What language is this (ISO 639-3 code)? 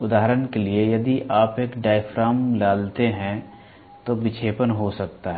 hin